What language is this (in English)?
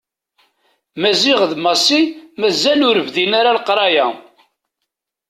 Kabyle